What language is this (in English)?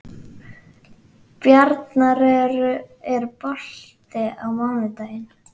Icelandic